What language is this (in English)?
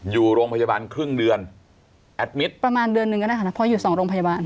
Thai